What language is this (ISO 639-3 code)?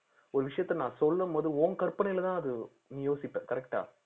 tam